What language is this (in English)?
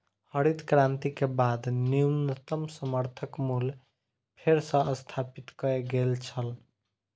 Maithili